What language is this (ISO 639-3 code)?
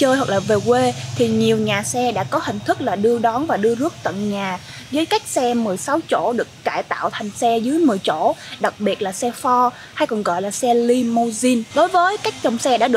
vie